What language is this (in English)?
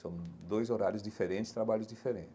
Portuguese